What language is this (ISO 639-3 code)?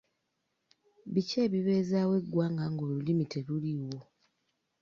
lug